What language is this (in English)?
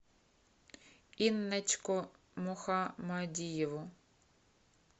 Russian